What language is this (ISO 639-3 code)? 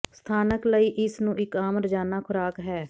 pan